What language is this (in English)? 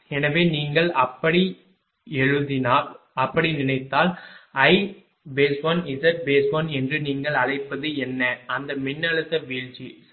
Tamil